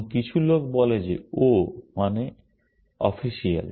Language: Bangla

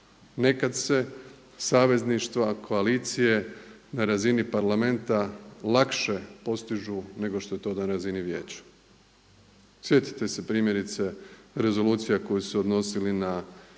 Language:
Croatian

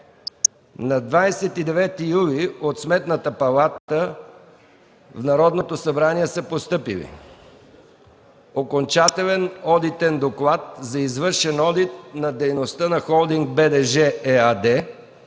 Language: Bulgarian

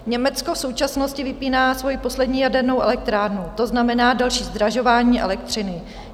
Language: Czech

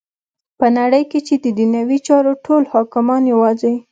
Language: Pashto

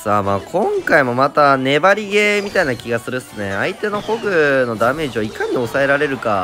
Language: Japanese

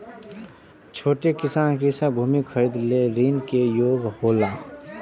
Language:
Maithili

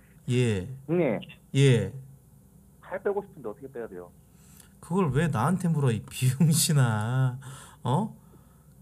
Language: Korean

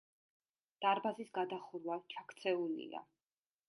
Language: Georgian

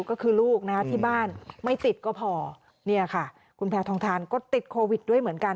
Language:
Thai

